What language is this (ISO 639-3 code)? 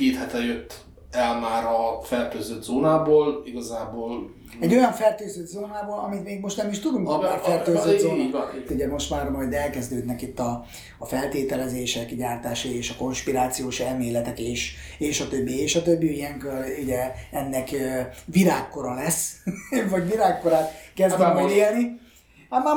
hun